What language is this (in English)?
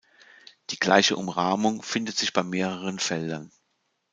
German